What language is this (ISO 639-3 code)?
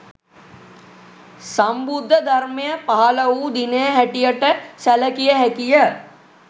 sin